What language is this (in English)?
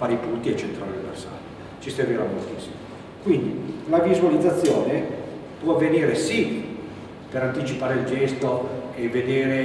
Italian